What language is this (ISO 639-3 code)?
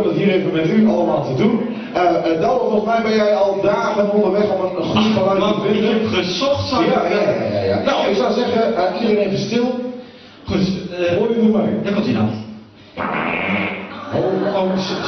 nld